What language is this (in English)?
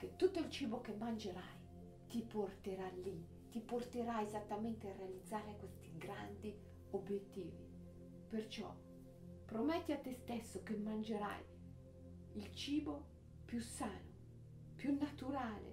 Italian